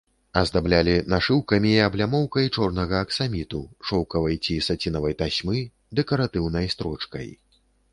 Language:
Belarusian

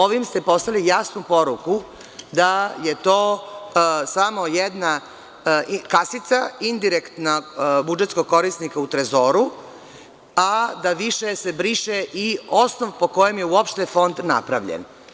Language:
Serbian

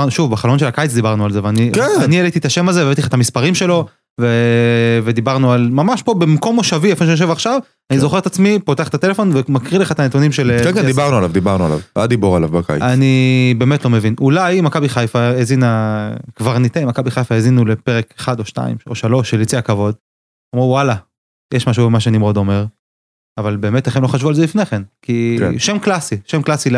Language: Hebrew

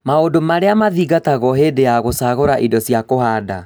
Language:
Kikuyu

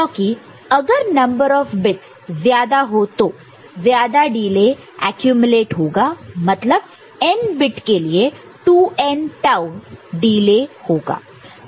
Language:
Hindi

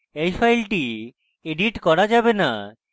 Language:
Bangla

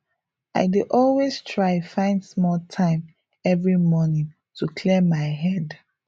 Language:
Nigerian Pidgin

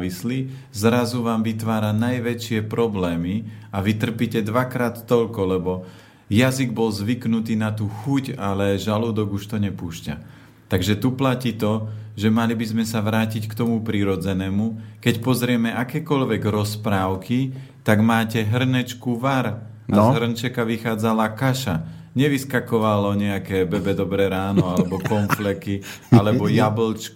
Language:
Slovak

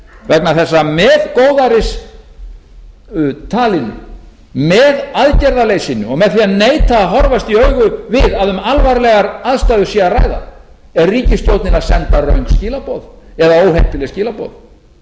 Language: Icelandic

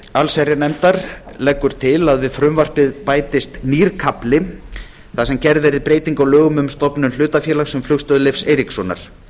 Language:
Icelandic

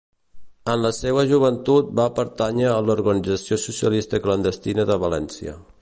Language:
Catalan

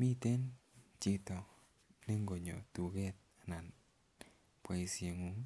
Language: Kalenjin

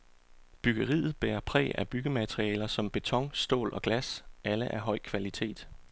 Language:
Danish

